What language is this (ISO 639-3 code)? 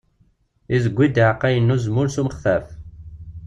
kab